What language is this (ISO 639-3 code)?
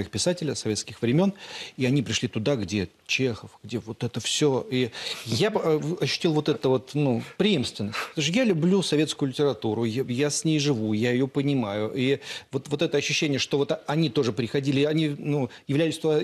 rus